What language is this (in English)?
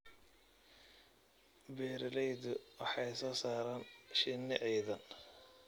Somali